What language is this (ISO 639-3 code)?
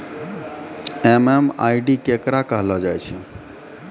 mai